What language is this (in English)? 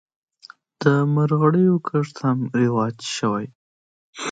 Pashto